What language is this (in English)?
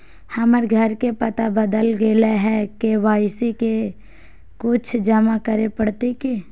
Magahi